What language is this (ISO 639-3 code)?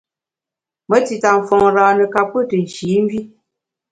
bax